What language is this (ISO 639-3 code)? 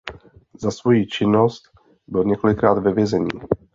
ces